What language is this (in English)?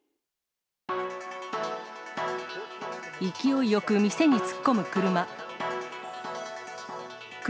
Japanese